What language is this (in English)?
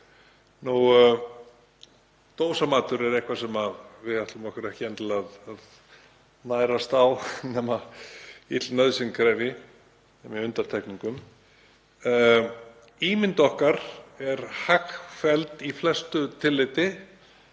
Icelandic